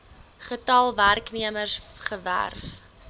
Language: Afrikaans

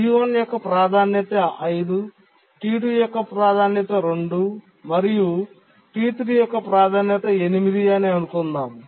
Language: Telugu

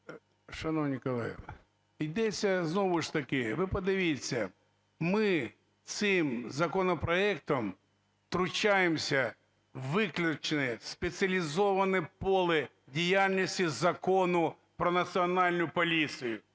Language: Ukrainian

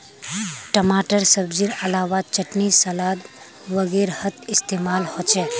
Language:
Magahi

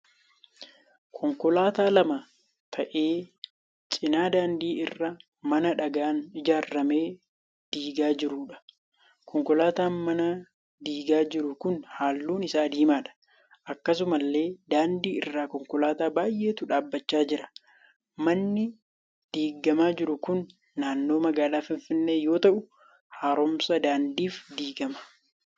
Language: Oromo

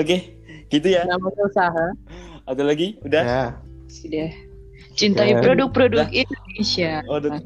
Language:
Indonesian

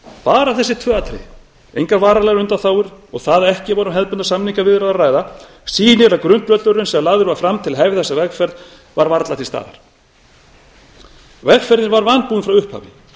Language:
Icelandic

